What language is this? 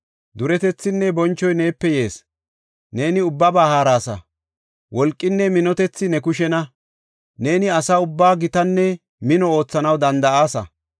Gofa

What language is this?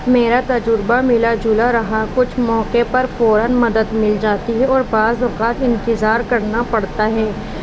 Urdu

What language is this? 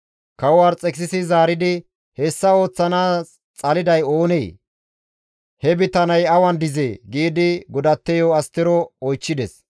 Gamo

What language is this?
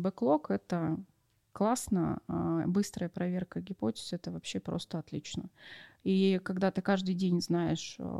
Russian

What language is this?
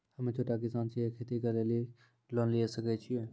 Maithili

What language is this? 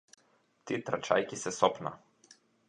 Macedonian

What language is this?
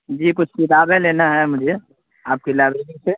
Urdu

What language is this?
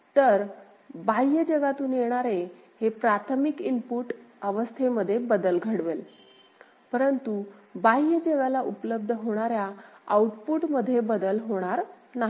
Marathi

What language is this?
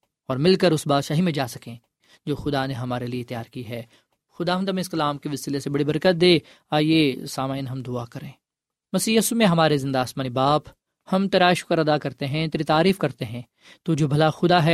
Urdu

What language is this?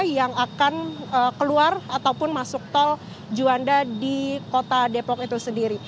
Indonesian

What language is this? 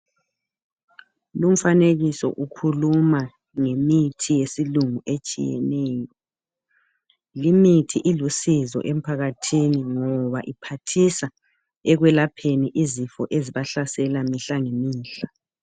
North Ndebele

